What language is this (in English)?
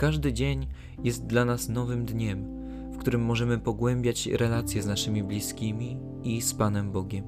Polish